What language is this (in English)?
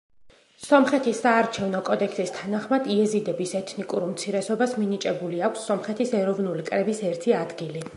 Georgian